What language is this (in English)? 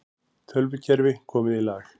Icelandic